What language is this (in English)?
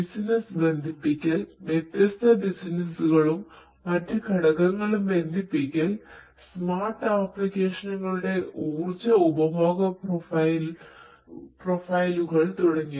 Malayalam